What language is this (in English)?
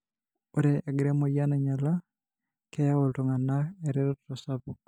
Masai